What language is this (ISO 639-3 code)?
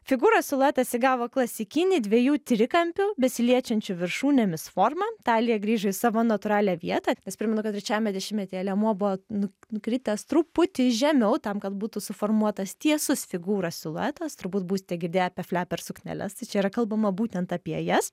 lit